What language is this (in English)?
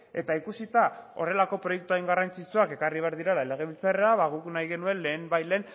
Basque